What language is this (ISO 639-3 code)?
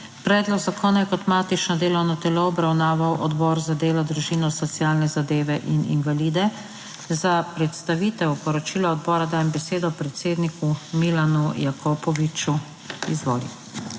slv